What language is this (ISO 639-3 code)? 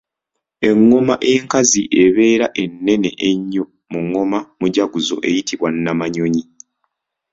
lug